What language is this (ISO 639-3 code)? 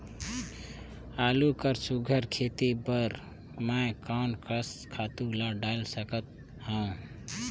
hne